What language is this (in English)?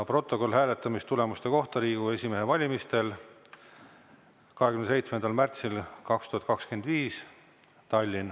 Estonian